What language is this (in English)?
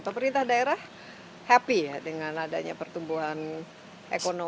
Indonesian